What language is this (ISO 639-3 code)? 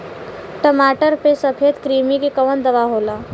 bho